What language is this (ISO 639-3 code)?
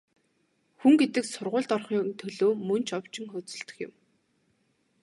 mon